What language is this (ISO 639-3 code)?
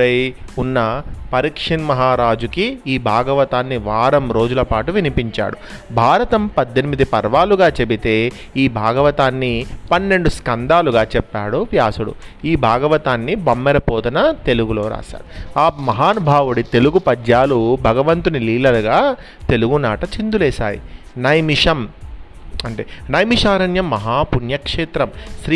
tel